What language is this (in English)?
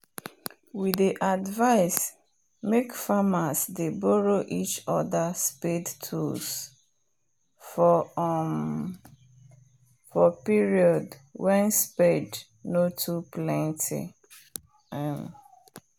Nigerian Pidgin